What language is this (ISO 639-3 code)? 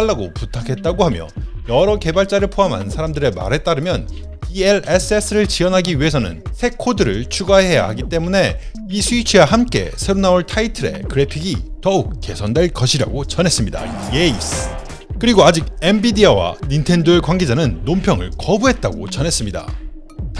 kor